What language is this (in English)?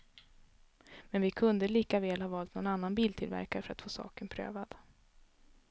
Swedish